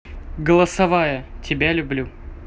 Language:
Russian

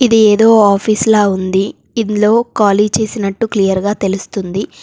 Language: Telugu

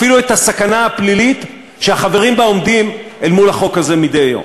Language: Hebrew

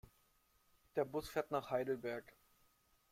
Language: German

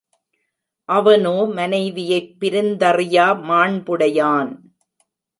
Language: Tamil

